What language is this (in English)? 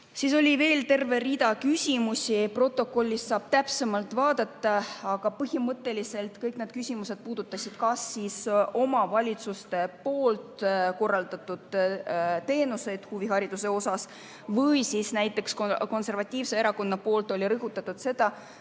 Estonian